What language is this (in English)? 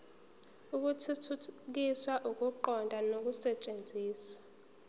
Zulu